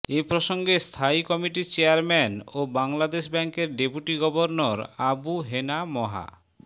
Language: Bangla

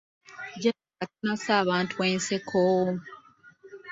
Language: Ganda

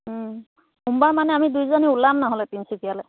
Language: Assamese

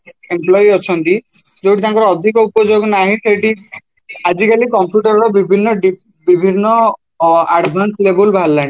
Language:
Odia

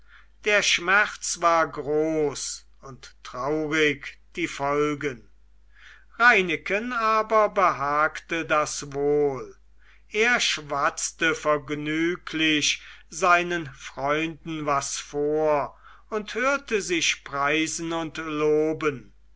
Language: German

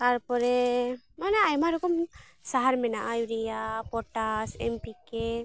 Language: Santali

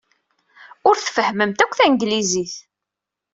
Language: Kabyle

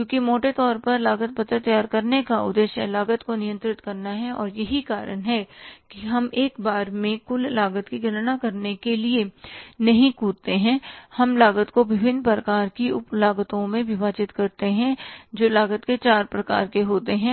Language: Hindi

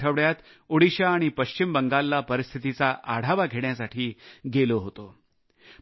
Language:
Marathi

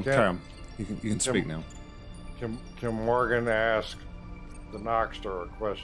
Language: English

